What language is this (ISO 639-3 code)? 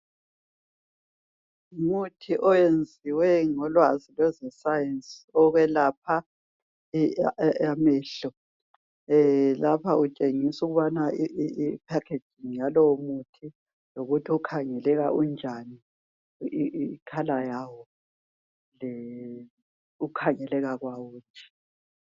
nde